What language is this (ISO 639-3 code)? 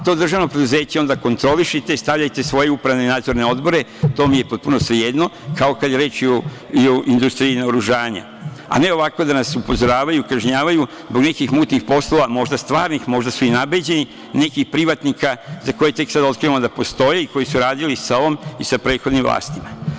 srp